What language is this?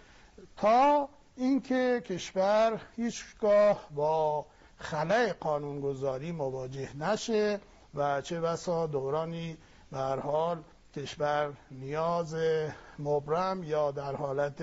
Persian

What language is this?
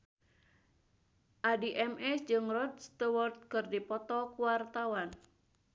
Sundanese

